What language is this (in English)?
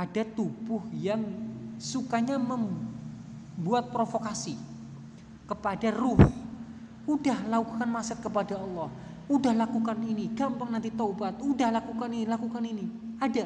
Indonesian